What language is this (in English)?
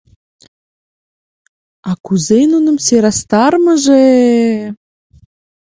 Mari